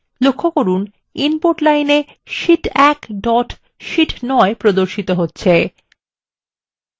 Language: Bangla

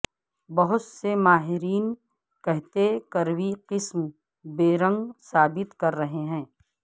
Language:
Urdu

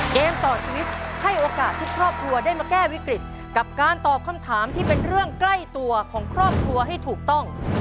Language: Thai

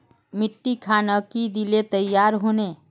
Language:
Magahi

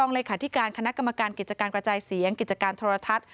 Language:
Thai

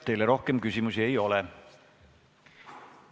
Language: Estonian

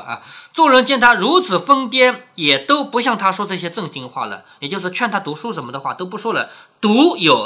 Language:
Chinese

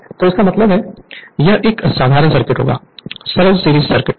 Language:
Hindi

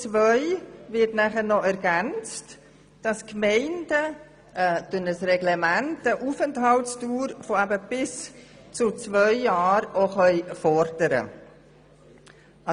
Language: Swiss German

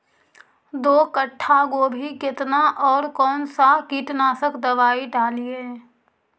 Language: Magahi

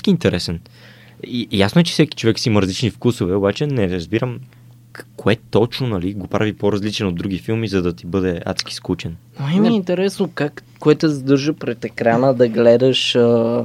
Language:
Bulgarian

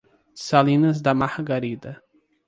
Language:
Portuguese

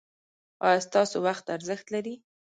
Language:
Pashto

